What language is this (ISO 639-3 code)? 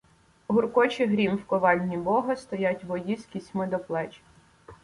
ukr